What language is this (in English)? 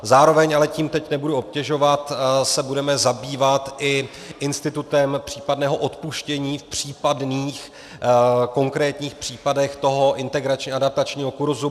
Czech